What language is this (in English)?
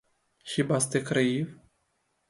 Ukrainian